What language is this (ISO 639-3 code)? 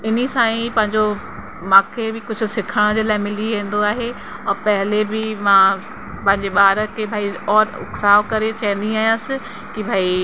snd